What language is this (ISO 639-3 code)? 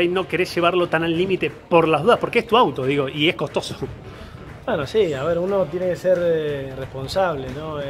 spa